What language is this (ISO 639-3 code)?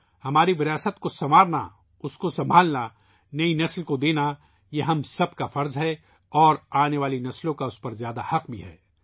urd